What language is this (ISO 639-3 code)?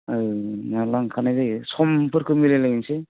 brx